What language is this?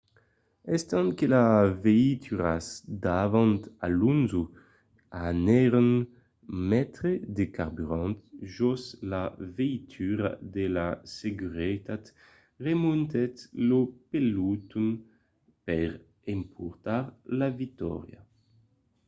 Occitan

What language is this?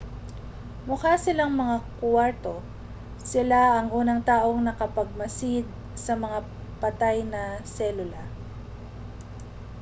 Filipino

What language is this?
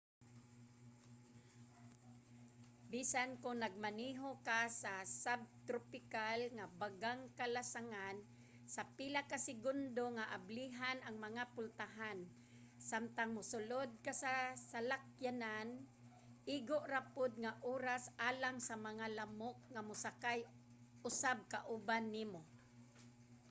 Cebuano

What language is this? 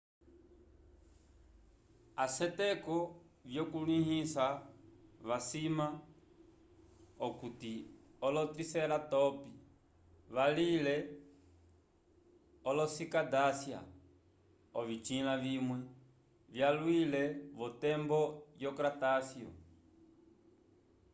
Umbundu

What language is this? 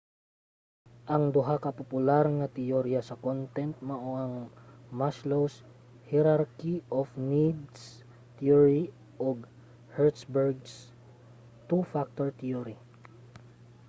Cebuano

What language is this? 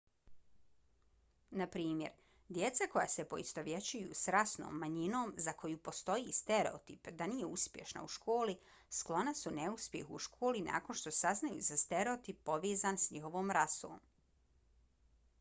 Bosnian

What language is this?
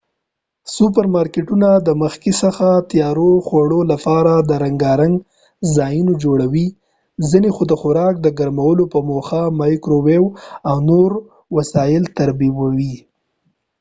Pashto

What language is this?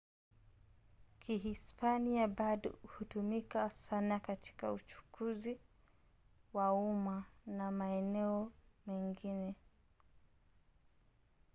Swahili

